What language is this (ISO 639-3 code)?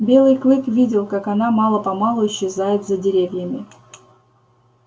rus